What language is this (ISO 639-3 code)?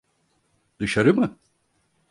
tur